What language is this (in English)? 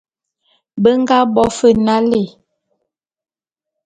Bulu